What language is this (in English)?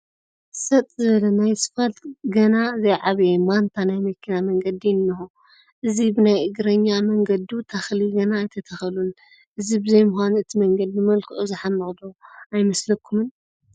Tigrinya